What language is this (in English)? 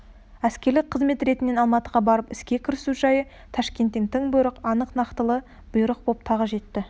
Kazakh